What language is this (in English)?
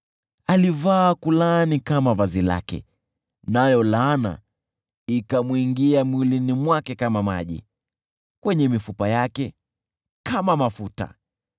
Swahili